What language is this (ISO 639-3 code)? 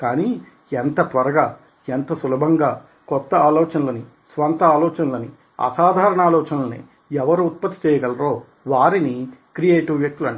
tel